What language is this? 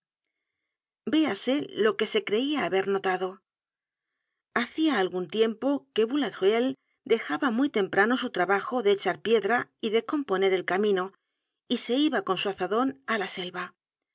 Spanish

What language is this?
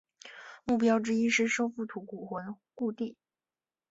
Chinese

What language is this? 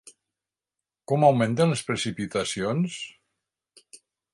Catalan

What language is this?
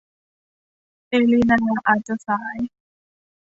Thai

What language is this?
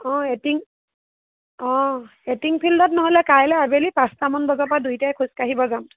Assamese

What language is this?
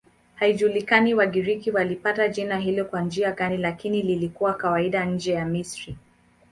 Swahili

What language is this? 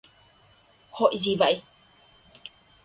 Vietnamese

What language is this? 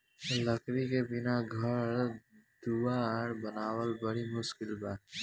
Bhojpuri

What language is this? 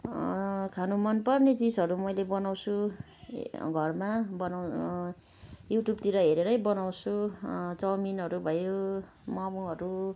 Nepali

